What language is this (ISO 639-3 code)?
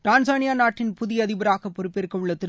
tam